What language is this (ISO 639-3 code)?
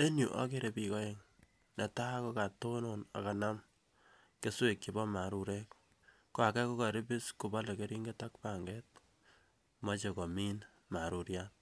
kln